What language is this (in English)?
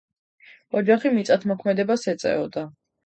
Georgian